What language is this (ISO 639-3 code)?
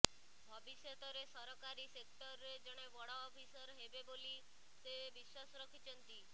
ori